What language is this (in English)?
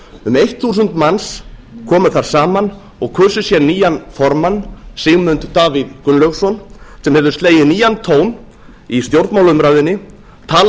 Icelandic